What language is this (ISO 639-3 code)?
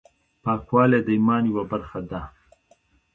pus